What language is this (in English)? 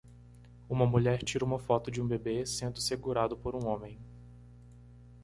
Portuguese